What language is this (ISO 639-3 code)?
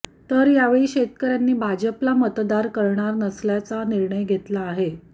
mar